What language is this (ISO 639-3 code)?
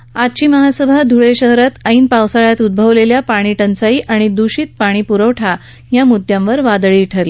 mar